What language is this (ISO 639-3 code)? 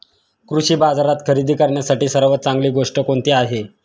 mar